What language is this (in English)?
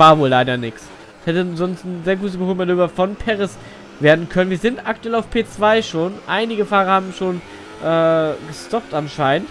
German